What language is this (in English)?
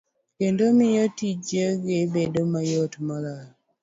Luo (Kenya and Tanzania)